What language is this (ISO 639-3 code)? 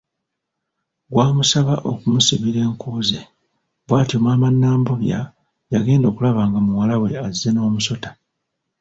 lug